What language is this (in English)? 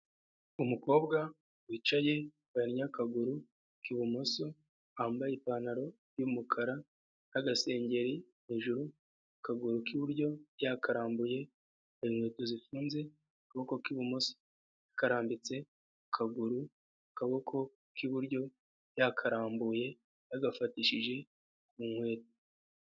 Kinyarwanda